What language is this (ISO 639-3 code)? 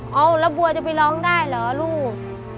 tha